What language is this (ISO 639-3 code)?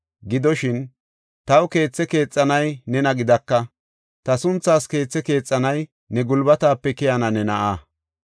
gof